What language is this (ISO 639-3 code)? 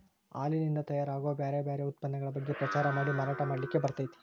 kan